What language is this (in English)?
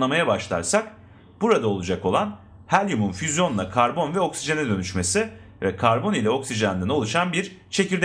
Turkish